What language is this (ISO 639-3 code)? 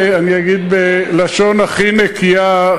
heb